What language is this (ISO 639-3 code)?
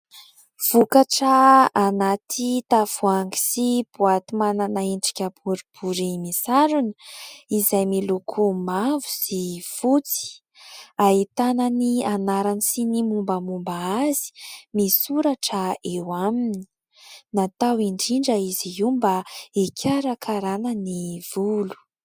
mlg